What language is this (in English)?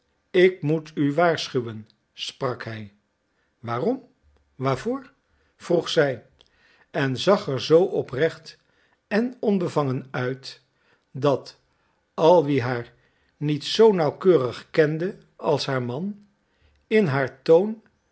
Dutch